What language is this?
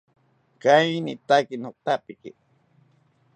South Ucayali Ashéninka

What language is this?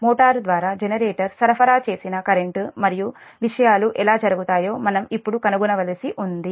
Telugu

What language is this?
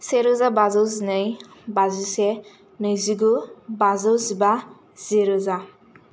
Bodo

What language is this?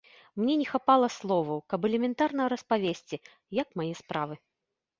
Belarusian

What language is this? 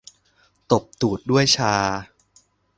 Thai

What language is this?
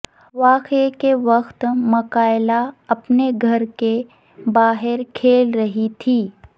Urdu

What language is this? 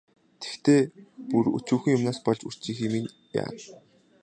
Mongolian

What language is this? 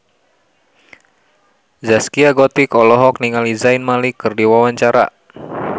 Sundanese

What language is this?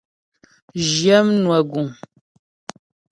Ghomala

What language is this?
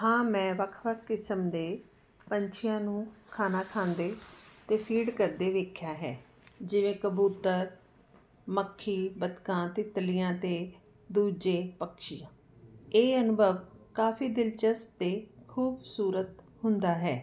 Punjabi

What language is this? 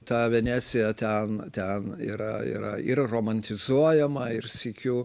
Lithuanian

